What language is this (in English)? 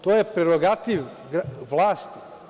Serbian